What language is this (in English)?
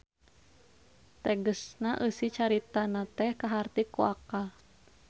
Sundanese